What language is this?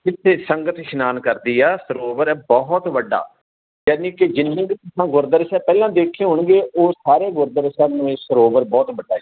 Punjabi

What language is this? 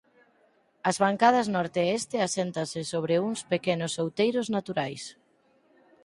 Galician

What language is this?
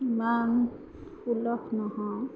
Assamese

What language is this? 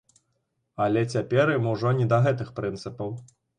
Belarusian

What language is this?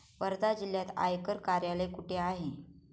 Marathi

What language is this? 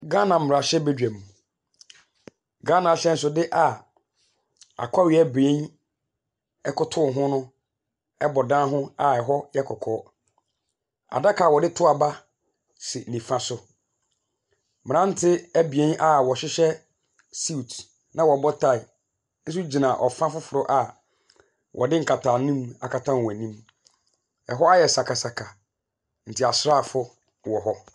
Akan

